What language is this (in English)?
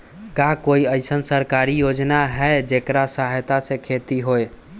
Magahi